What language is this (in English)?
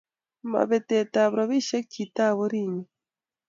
Kalenjin